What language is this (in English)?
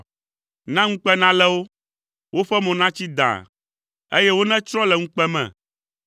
Ewe